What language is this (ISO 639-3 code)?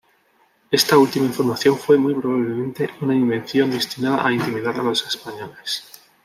spa